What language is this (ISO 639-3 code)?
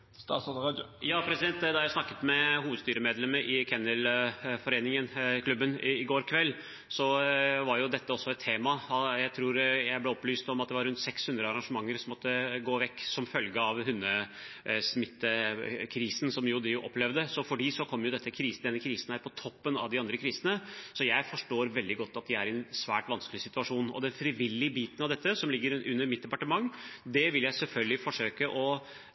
nob